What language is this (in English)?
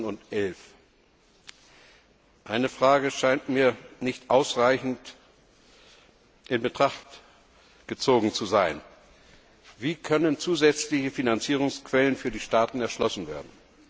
German